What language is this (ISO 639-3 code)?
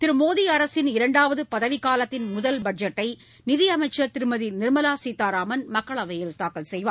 tam